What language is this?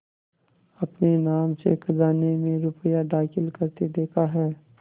Hindi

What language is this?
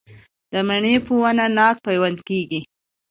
Pashto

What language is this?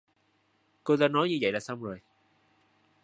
Vietnamese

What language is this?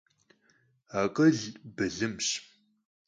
Kabardian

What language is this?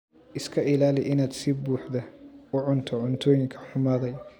Somali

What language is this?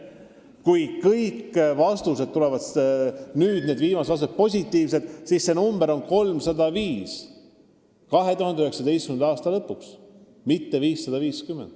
Estonian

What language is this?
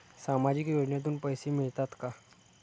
Marathi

